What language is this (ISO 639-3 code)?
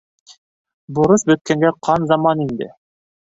bak